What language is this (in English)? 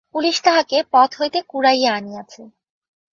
Bangla